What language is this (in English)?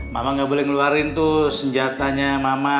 Indonesian